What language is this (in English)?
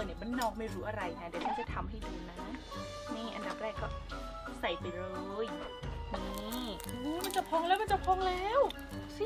Thai